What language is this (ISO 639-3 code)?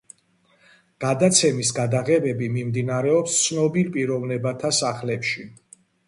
kat